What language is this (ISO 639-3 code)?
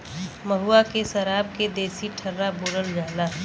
bho